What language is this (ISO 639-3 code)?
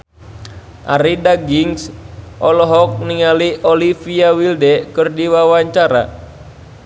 sun